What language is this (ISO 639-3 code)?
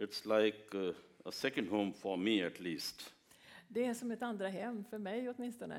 swe